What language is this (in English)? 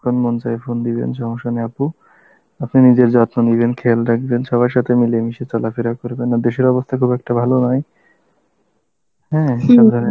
Bangla